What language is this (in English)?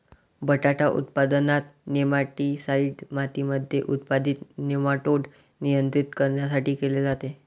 Marathi